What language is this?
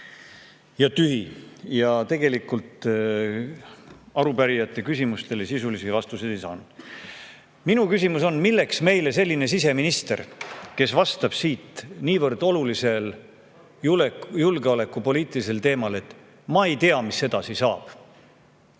Estonian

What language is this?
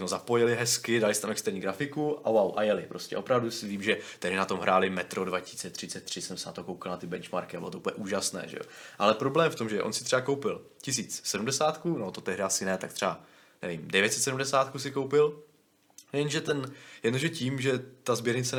Czech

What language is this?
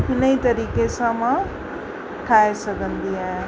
Sindhi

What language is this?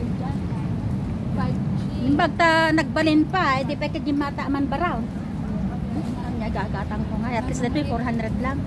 Filipino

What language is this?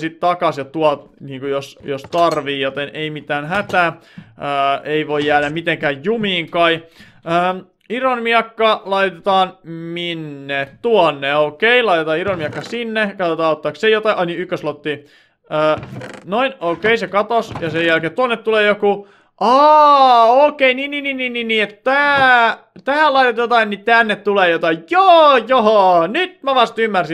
Finnish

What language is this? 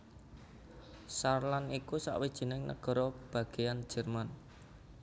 Javanese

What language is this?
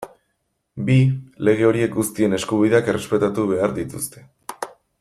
Basque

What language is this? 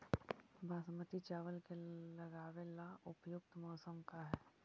Magahi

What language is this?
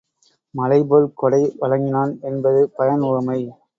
Tamil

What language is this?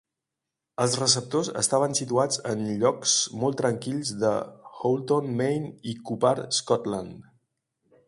Catalan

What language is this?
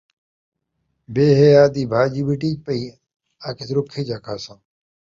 Saraiki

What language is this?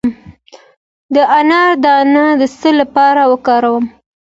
Pashto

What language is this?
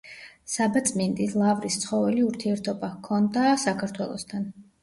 Georgian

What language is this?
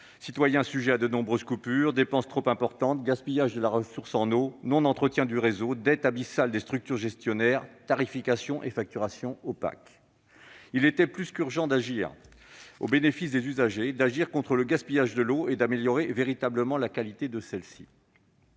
French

